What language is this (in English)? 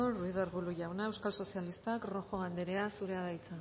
Basque